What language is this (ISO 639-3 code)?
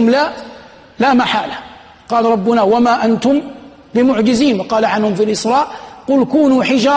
ara